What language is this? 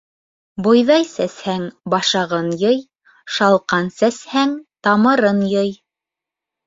Bashkir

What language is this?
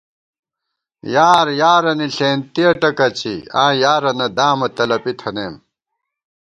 Gawar-Bati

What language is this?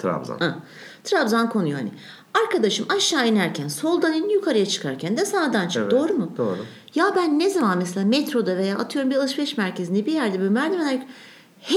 Turkish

